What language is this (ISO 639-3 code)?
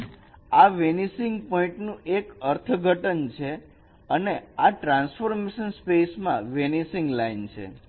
guj